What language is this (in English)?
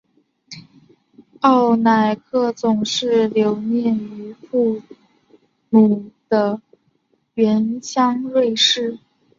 Chinese